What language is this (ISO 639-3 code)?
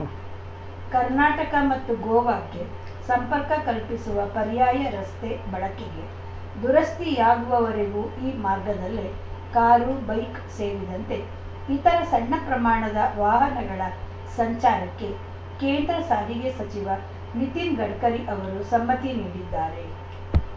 kan